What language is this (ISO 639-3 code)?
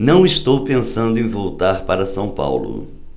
por